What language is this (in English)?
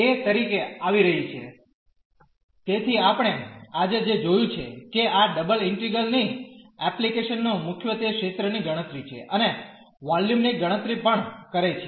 Gujarati